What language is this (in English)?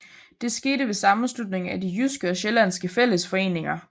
Danish